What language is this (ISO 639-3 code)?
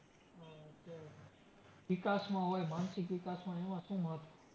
guj